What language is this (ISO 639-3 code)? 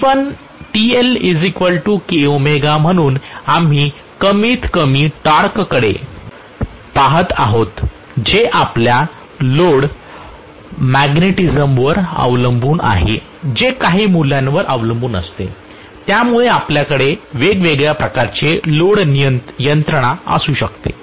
mar